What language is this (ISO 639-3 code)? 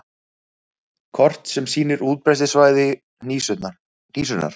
isl